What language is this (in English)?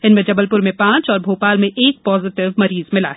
Hindi